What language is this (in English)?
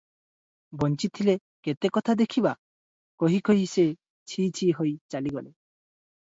Odia